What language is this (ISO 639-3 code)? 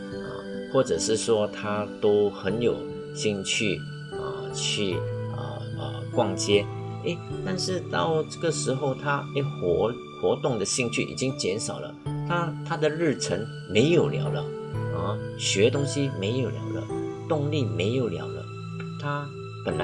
zho